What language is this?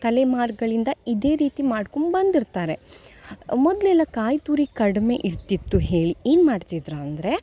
Kannada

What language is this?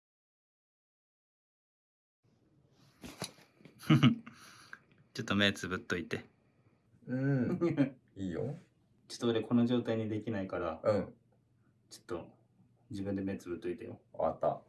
Japanese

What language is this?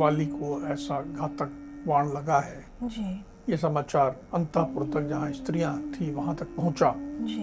Hindi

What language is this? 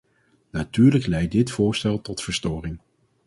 Dutch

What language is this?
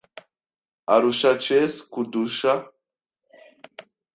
Kinyarwanda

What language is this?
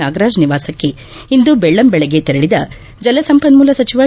Kannada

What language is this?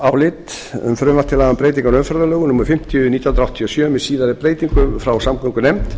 Icelandic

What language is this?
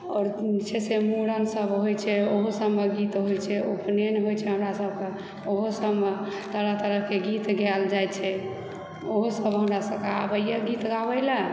Maithili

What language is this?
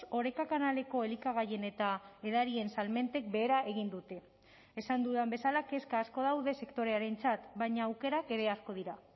Basque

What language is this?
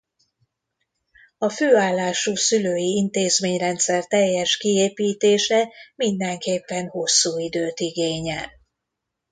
Hungarian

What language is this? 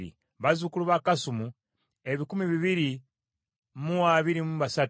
Ganda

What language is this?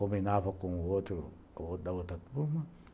Portuguese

